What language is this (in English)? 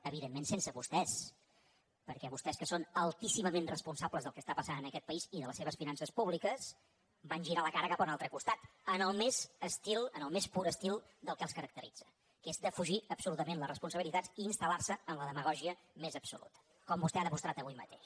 Catalan